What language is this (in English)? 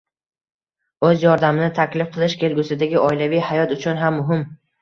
Uzbek